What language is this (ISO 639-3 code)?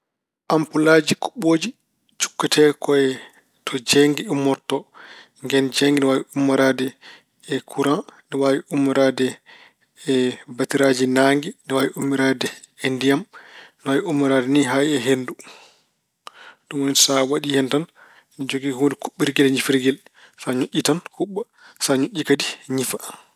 ful